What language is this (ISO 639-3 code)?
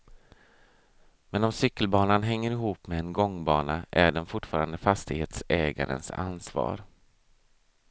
swe